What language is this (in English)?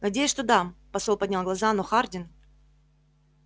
Russian